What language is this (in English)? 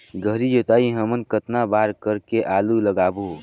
Chhattisgarhi